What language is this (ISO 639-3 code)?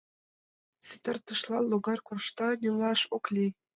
chm